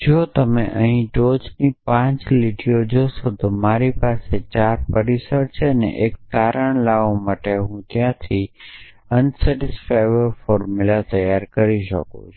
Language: Gujarati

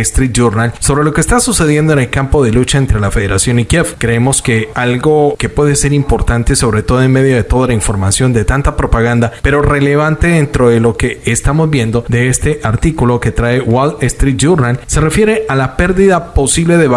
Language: Spanish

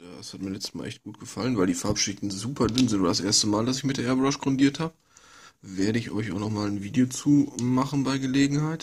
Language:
German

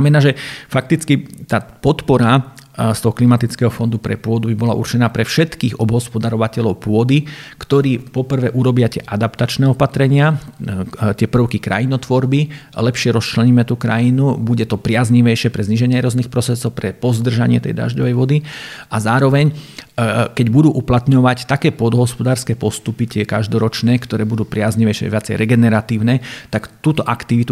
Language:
Slovak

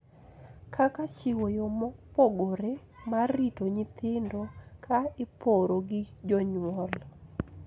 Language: Luo (Kenya and Tanzania)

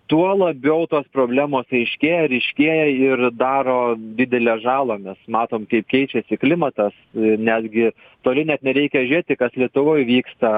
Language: Lithuanian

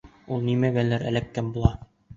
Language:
Bashkir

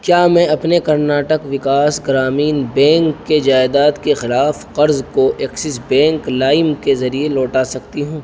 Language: Urdu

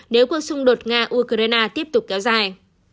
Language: Vietnamese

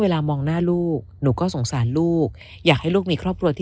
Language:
Thai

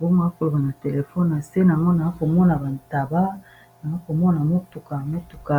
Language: Lingala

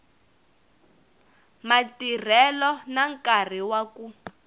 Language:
Tsonga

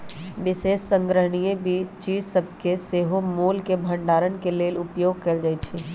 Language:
Magahi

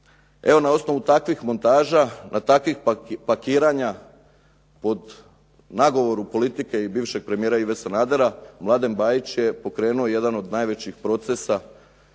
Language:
Croatian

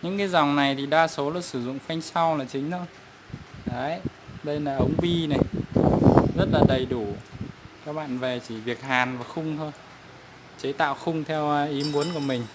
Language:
Vietnamese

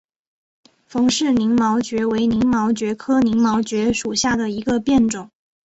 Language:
Chinese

